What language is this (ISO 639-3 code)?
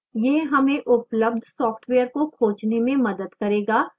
hin